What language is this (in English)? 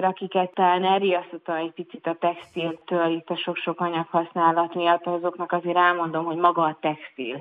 Hungarian